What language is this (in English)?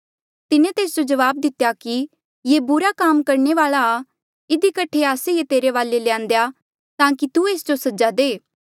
Mandeali